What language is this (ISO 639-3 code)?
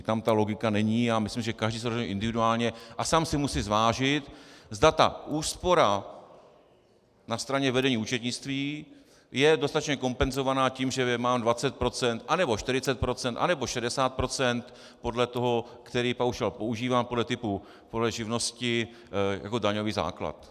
ces